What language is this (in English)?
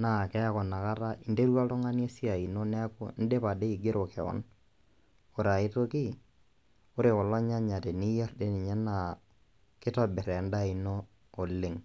Masai